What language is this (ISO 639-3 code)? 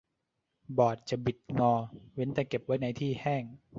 tha